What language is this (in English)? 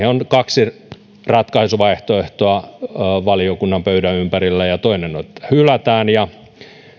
Finnish